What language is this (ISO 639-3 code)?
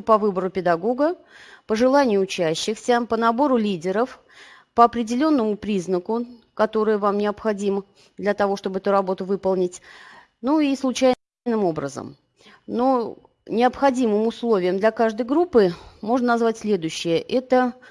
rus